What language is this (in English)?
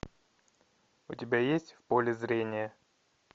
Russian